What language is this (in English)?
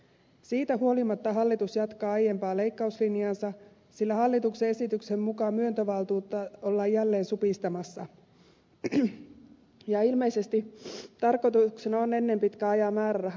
Finnish